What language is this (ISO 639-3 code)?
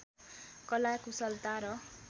nep